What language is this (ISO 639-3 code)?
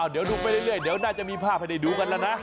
tha